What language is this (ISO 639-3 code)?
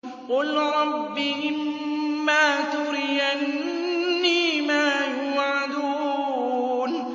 ara